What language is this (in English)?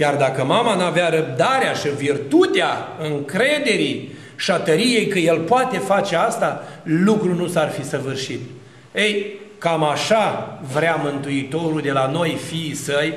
Romanian